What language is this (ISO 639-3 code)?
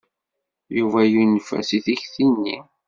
kab